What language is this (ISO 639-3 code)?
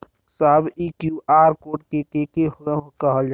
bho